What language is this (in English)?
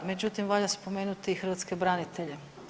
Croatian